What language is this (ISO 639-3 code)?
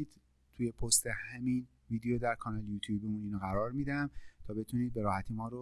fas